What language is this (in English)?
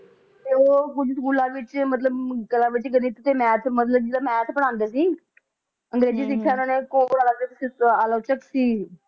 Punjabi